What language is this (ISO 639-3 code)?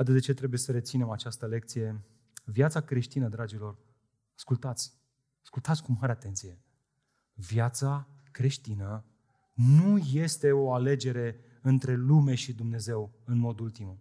ron